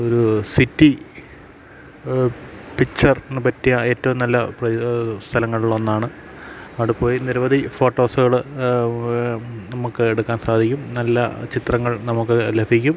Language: Malayalam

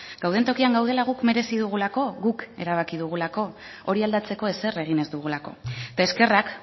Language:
Basque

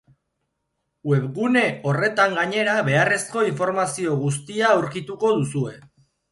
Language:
Basque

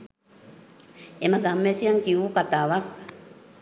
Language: Sinhala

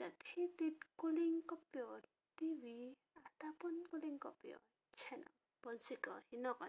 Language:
Malay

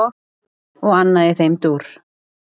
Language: Icelandic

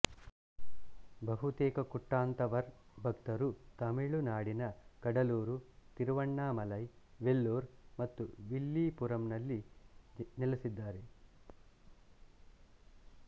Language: Kannada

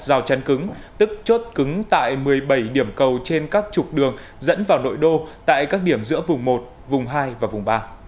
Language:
Vietnamese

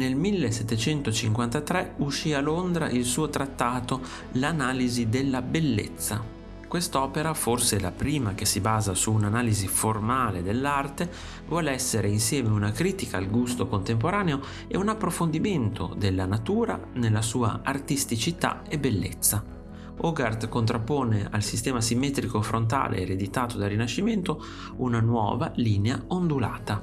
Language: Italian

